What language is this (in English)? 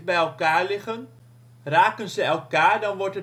Dutch